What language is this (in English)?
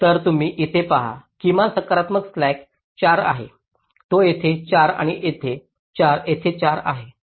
Marathi